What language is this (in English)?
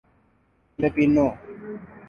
Urdu